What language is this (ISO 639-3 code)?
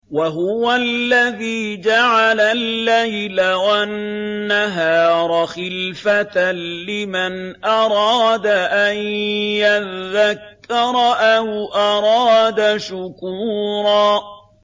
ara